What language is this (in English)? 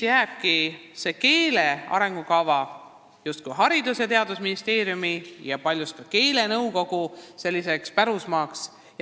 Estonian